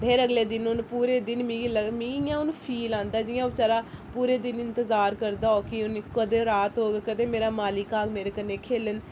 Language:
Dogri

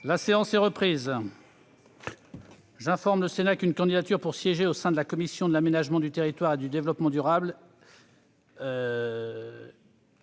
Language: French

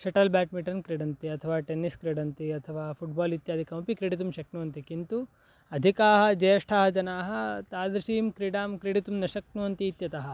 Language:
Sanskrit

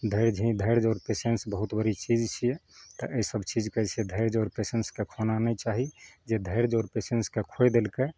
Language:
Maithili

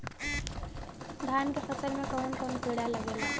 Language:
Bhojpuri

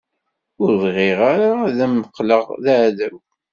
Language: Kabyle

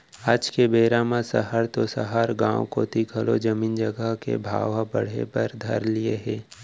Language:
Chhattisgarhi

